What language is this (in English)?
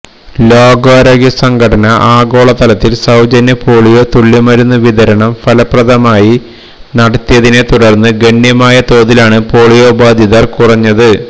Malayalam